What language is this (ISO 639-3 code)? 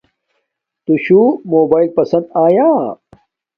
dmk